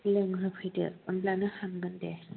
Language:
Bodo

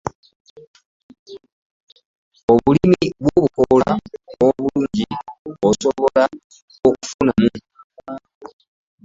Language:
Ganda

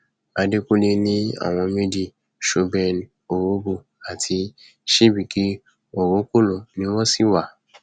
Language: Yoruba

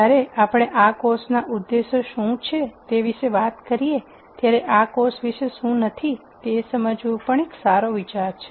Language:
Gujarati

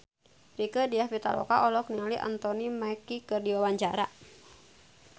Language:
Sundanese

